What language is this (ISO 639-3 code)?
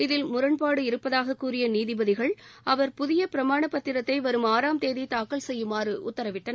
tam